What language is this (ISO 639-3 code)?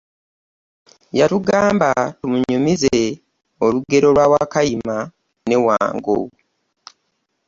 lug